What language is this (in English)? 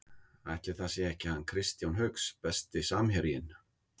Icelandic